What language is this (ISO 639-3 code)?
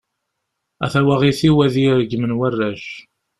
kab